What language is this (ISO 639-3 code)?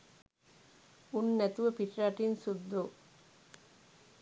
sin